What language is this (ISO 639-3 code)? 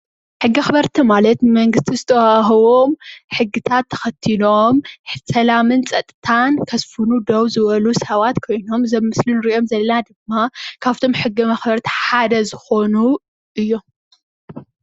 tir